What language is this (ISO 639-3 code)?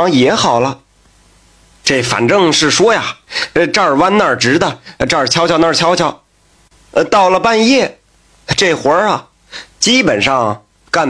zho